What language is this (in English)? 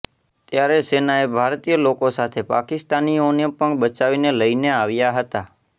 Gujarati